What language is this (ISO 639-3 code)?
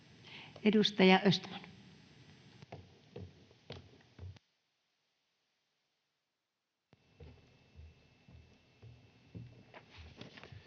fin